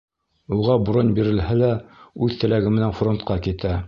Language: Bashkir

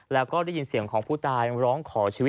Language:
Thai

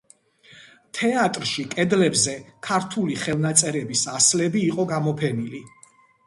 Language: Georgian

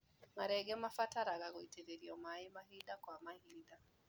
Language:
Kikuyu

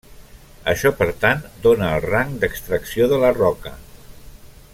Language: Catalan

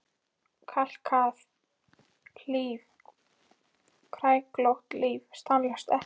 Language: Icelandic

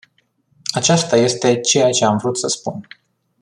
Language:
Romanian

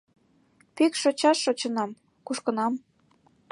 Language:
Mari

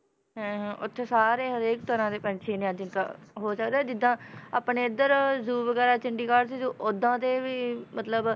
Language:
Punjabi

